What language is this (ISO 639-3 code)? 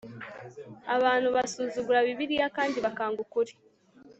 kin